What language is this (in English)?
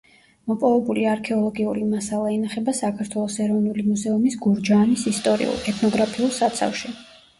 Georgian